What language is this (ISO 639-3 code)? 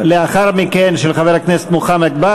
heb